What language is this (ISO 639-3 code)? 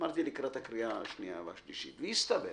heb